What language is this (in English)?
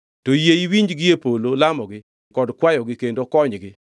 Luo (Kenya and Tanzania)